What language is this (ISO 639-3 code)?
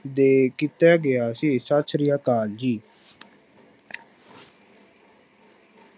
pan